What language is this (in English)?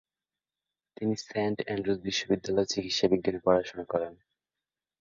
Bangla